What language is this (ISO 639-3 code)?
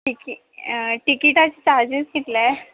kok